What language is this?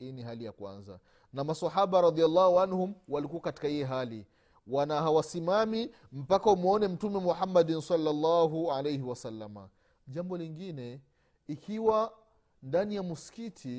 Swahili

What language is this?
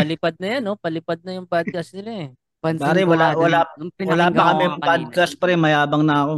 Filipino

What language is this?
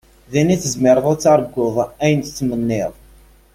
Kabyle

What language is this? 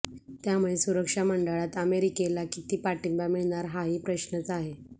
Marathi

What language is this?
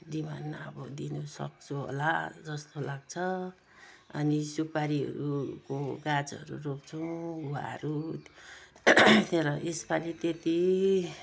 Nepali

